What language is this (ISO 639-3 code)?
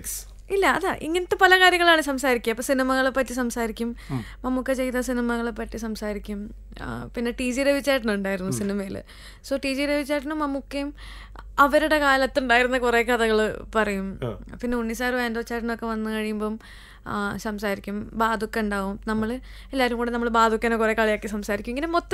mal